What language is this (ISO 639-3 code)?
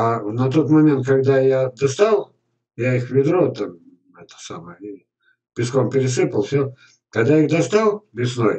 rus